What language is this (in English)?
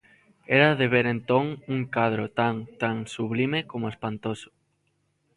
Galician